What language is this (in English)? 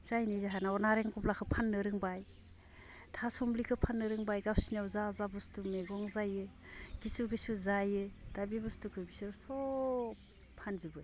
Bodo